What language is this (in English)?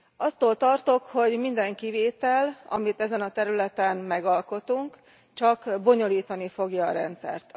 Hungarian